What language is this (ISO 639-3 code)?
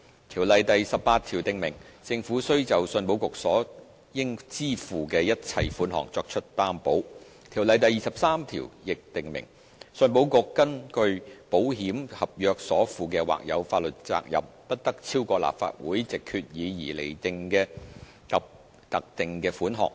yue